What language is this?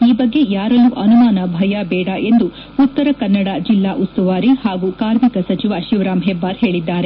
Kannada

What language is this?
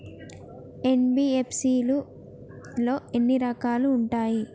Telugu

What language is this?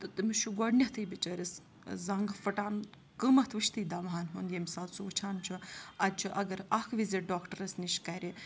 Kashmiri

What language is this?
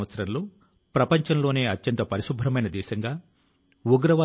Telugu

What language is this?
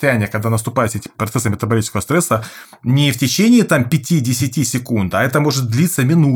Russian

